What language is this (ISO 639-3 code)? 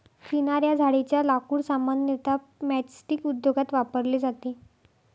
mar